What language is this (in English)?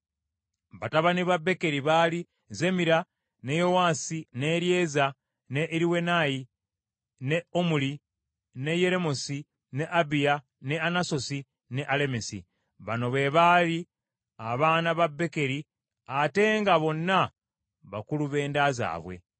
Ganda